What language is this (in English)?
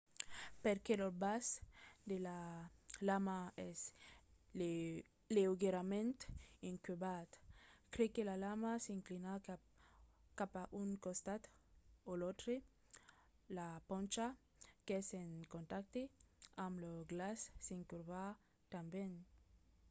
Occitan